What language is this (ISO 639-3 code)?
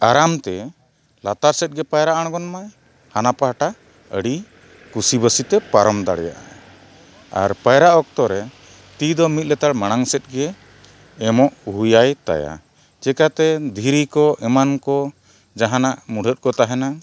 sat